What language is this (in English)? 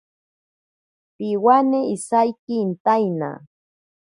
Ashéninka Perené